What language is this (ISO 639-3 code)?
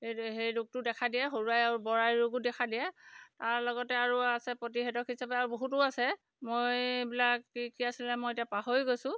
asm